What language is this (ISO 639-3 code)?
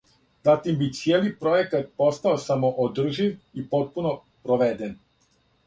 srp